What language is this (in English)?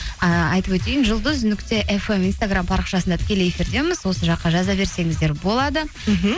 Kazakh